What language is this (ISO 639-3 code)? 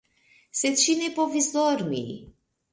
epo